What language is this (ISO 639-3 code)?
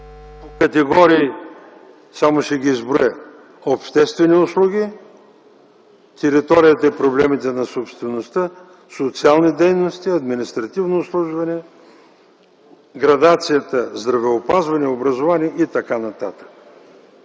bul